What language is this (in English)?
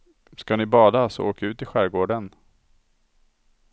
Swedish